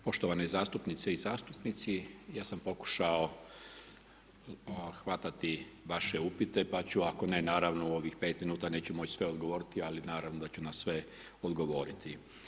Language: Croatian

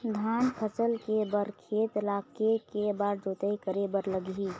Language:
Chhattisgarhi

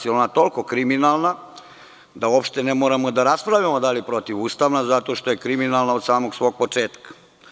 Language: Serbian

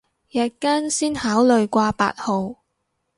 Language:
Cantonese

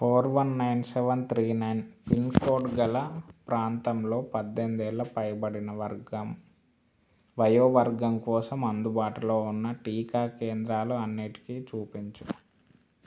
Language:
Telugu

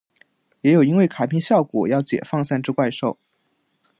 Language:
Chinese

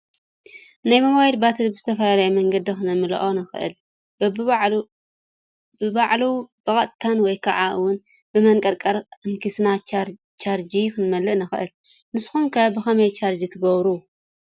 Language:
Tigrinya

